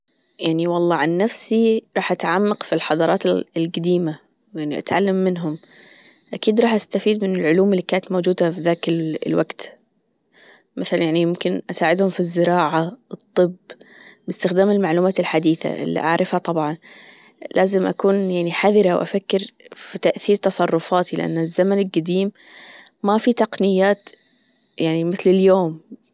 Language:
Gulf Arabic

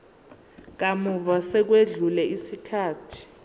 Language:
Zulu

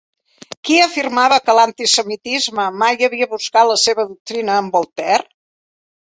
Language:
Catalan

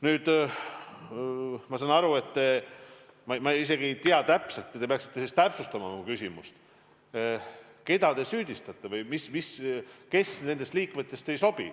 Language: Estonian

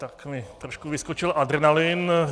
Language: Czech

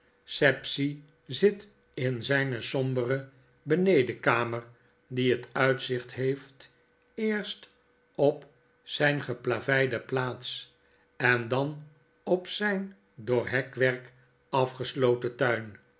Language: Dutch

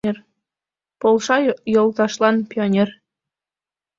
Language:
Mari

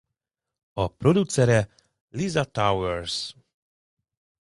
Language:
Hungarian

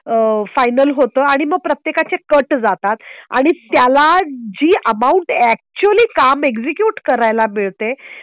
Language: Marathi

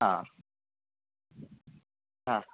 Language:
Sanskrit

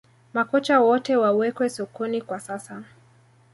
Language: Swahili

